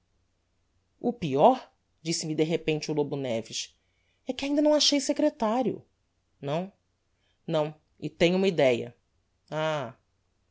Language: Portuguese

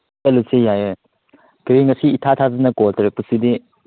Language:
Manipuri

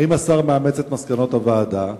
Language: Hebrew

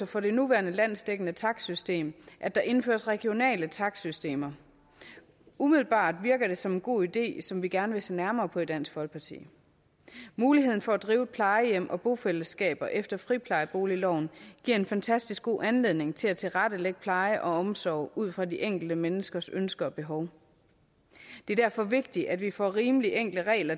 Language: Danish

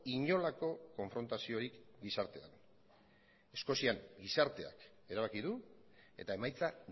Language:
Basque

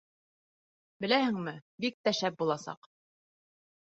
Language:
Bashkir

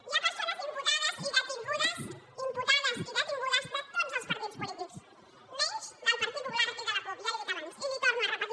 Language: Catalan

